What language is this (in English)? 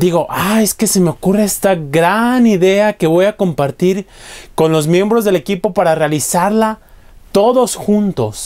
Spanish